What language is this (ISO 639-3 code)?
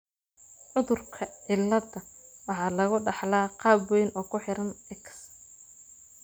som